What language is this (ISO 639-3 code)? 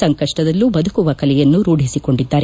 kan